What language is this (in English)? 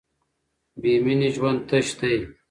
Pashto